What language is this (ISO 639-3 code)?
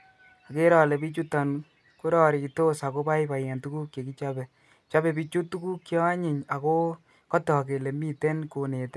kln